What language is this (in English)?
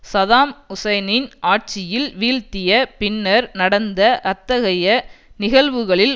Tamil